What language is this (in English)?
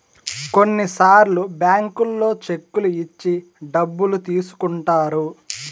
Telugu